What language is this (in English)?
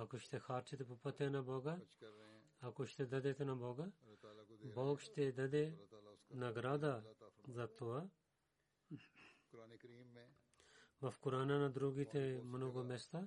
Bulgarian